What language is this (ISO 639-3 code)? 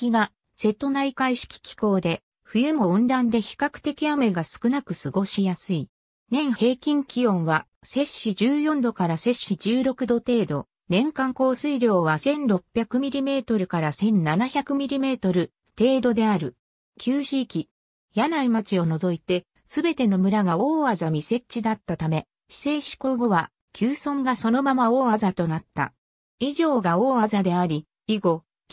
jpn